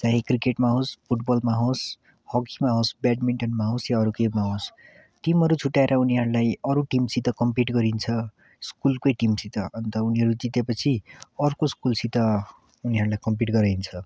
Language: Nepali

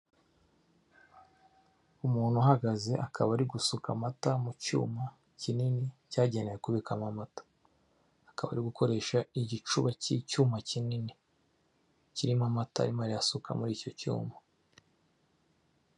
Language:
Kinyarwanda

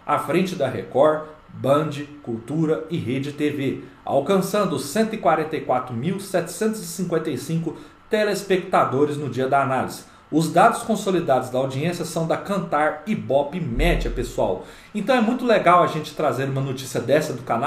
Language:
Portuguese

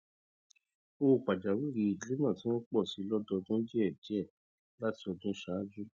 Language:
Yoruba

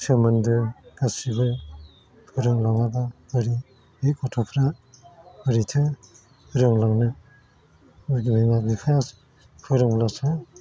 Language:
Bodo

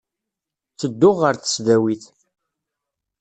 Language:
Kabyle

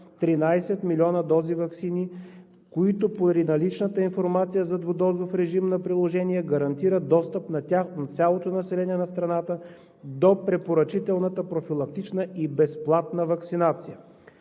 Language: Bulgarian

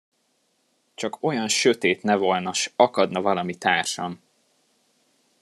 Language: Hungarian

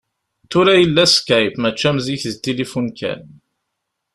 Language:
Kabyle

